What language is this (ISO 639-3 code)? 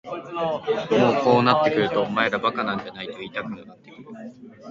jpn